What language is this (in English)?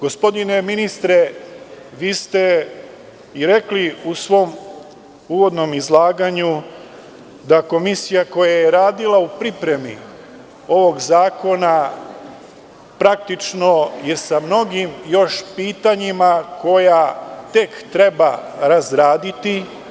Serbian